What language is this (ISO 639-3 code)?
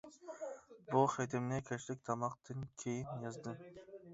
uig